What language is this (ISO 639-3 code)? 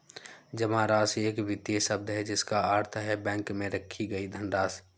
hin